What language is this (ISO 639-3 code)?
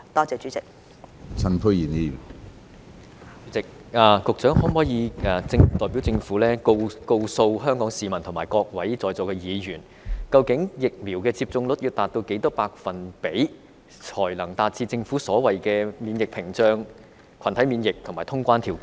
yue